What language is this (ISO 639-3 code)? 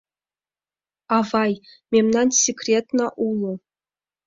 chm